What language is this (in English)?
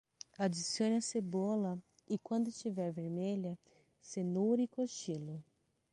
Portuguese